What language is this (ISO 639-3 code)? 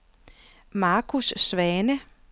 dan